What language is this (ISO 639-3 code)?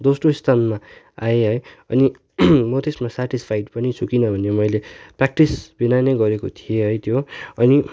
nep